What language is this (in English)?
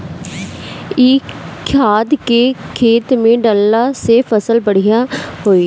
Bhojpuri